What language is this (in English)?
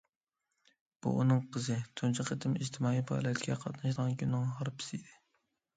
Uyghur